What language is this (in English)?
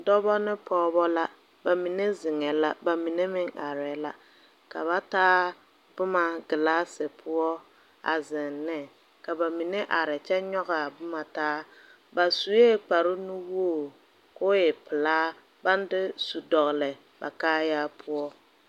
Southern Dagaare